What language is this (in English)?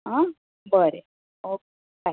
Konkani